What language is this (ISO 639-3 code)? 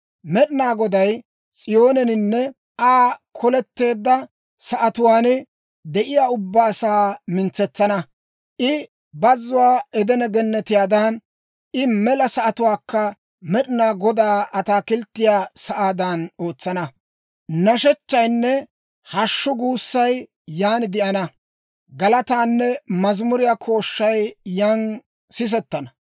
dwr